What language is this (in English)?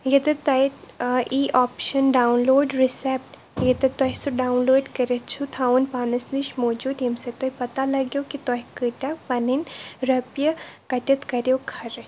Kashmiri